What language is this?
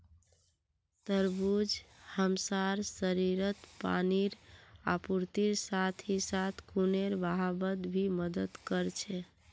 Magahi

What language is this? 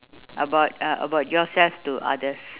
English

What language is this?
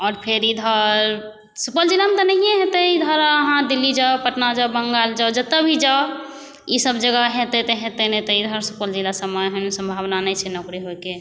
Maithili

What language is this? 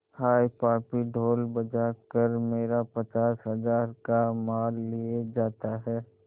Hindi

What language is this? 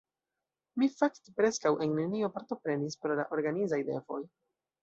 Esperanto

